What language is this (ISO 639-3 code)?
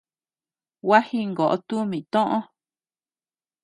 cux